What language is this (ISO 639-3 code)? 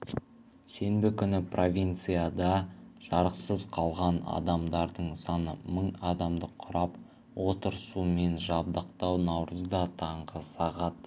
kaz